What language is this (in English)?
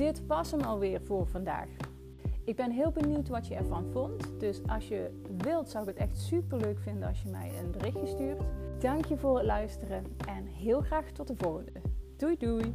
Dutch